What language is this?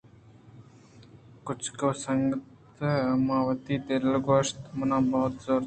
Eastern Balochi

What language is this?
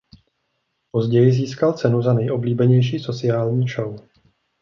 Czech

